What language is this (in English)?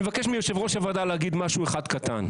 Hebrew